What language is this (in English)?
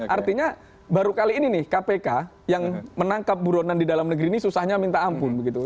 Indonesian